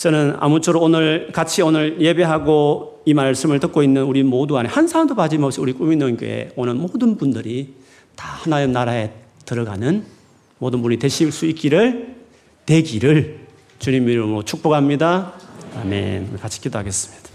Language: Korean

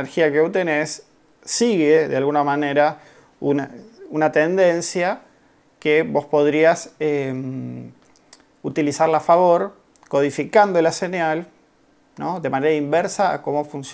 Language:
Spanish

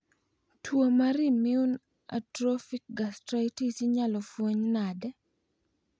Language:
Luo (Kenya and Tanzania)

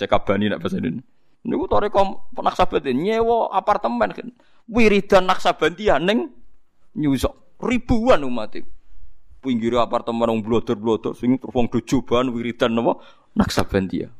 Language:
Indonesian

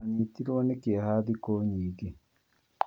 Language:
Kikuyu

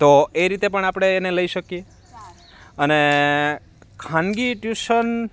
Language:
Gujarati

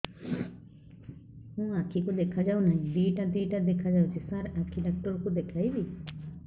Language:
Odia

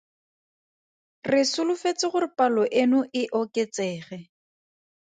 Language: Tswana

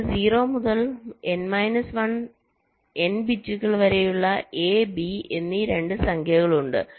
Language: Malayalam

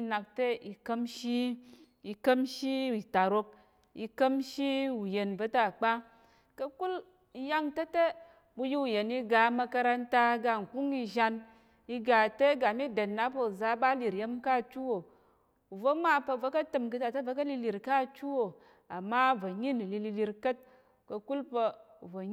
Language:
Tarok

